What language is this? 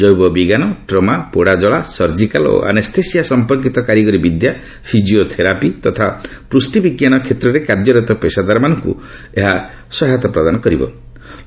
Odia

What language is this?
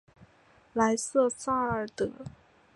Chinese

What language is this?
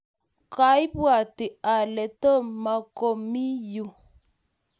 Kalenjin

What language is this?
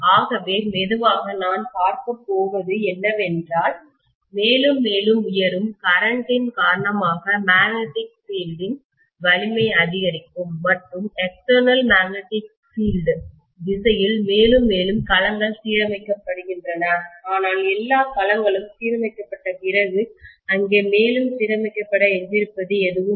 Tamil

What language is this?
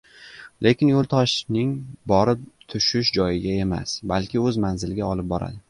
Uzbek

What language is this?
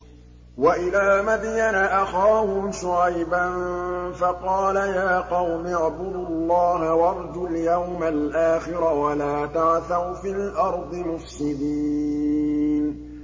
Arabic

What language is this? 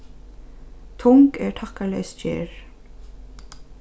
Faroese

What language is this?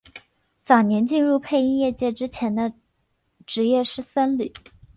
Chinese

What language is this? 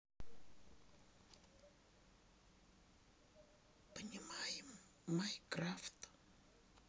Russian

